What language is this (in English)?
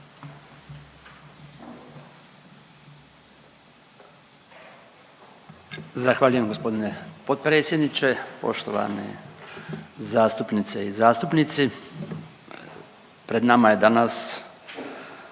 Croatian